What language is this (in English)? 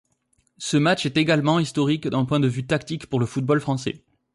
French